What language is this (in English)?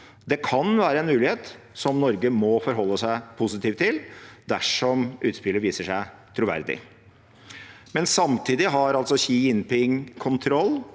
Norwegian